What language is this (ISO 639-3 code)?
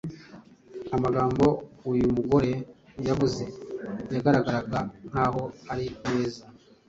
kin